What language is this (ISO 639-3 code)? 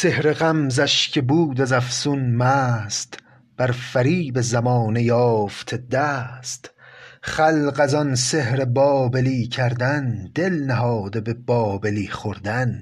fas